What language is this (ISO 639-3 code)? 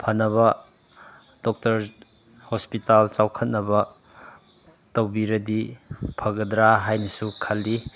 mni